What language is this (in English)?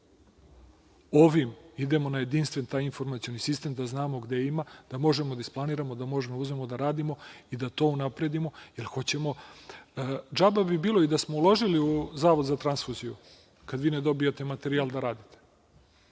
Serbian